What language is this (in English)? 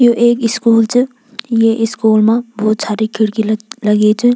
Garhwali